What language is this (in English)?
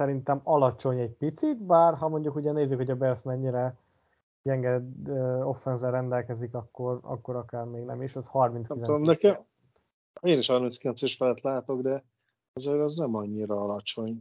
Hungarian